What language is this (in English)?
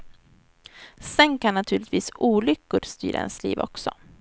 Swedish